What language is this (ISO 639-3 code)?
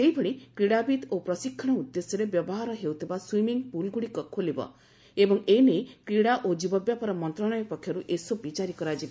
ori